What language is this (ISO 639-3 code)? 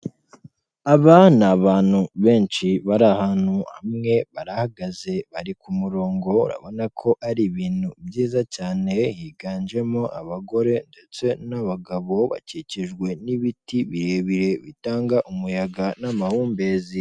kin